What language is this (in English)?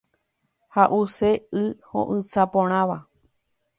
Guarani